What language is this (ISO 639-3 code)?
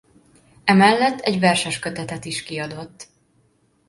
hun